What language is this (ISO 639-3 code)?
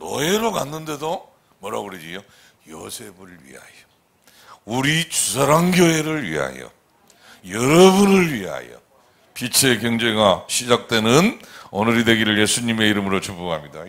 kor